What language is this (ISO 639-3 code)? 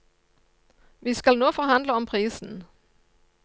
nor